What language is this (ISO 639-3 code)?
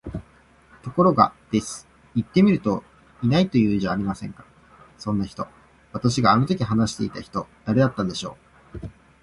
jpn